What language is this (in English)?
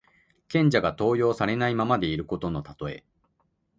Japanese